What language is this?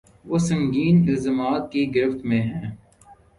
Urdu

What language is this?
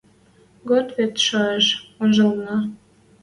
Western Mari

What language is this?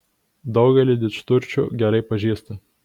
Lithuanian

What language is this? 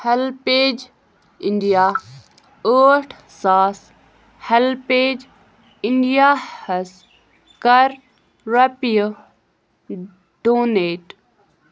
Kashmiri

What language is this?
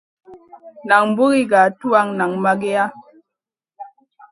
Masana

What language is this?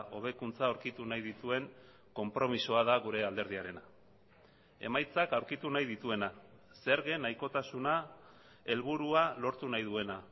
Basque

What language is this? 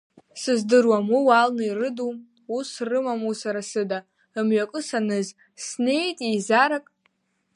Abkhazian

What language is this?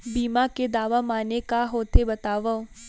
Chhattisgarhi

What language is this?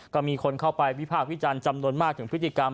Thai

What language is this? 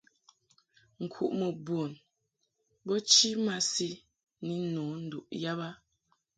Mungaka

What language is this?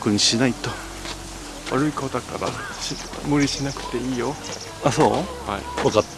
Japanese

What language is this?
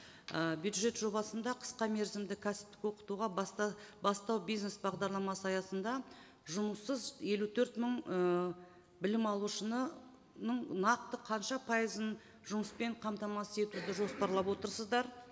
Kazakh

